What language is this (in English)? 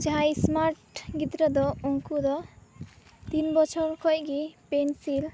Santali